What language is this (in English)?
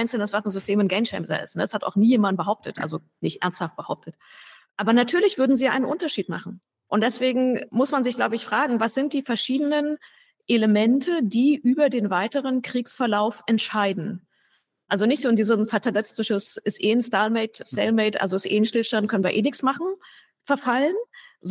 German